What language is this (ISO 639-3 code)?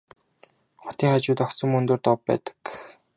mon